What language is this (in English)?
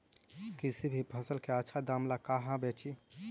Magahi